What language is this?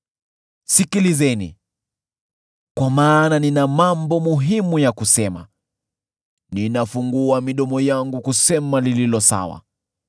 Swahili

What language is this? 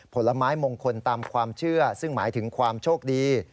Thai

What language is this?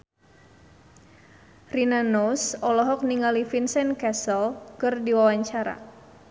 Sundanese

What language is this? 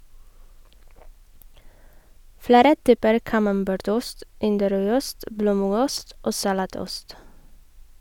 Norwegian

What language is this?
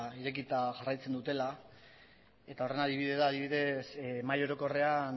Basque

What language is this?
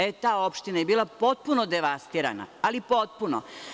Serbian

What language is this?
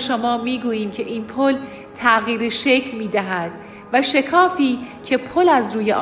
Persian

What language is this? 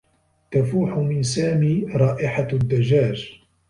Arabic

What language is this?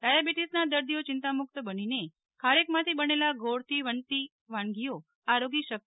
Gujarati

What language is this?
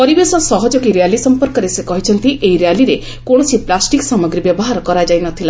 Odia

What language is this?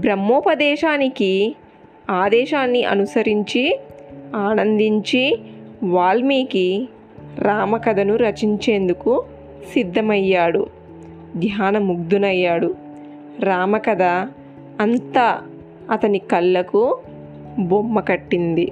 Telugu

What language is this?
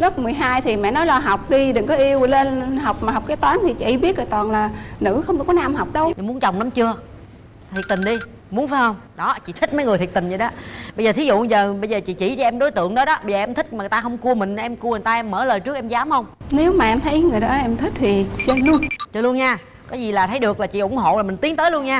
Vietnamese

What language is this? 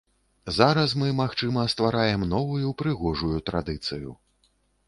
Belarusian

